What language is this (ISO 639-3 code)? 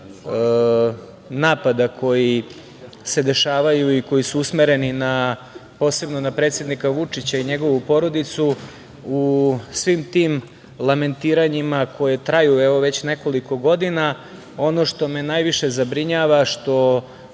srp